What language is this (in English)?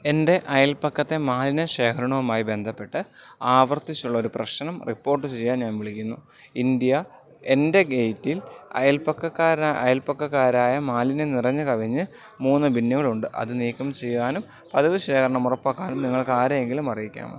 Malayalam